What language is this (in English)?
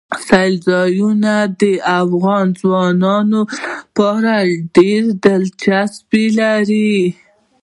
Pashto